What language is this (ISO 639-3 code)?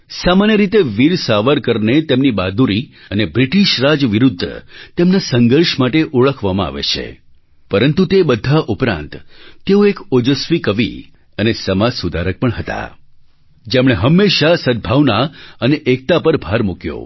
guj